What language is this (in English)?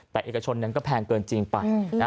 Thai